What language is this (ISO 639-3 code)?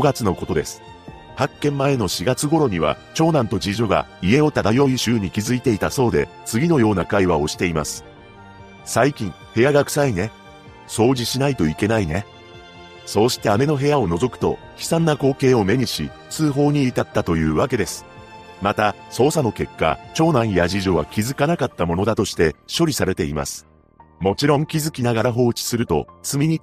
jpn